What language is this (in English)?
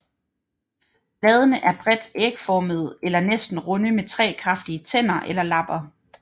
Danish